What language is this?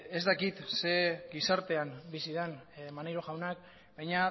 Basque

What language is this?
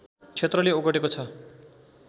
Nepali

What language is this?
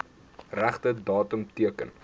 Afrikaans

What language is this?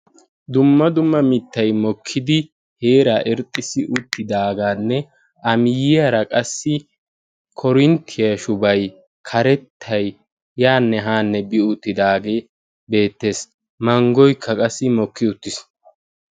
Wolaytta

